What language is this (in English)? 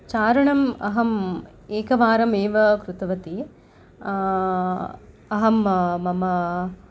Sanskrit